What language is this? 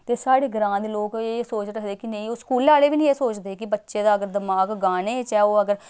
Dogri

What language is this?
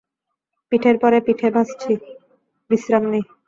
Bangla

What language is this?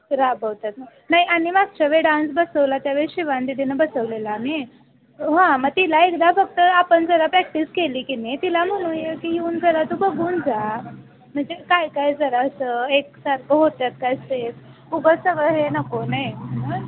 Marathi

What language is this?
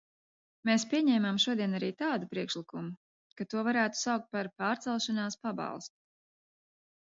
Latvian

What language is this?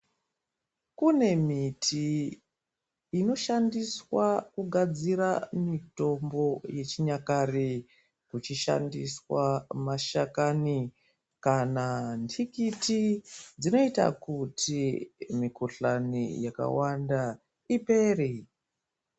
Ndau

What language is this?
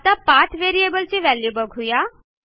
Marathi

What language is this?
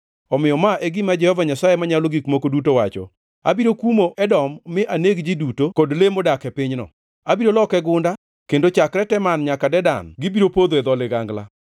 Luo (Kenya and Tanzania)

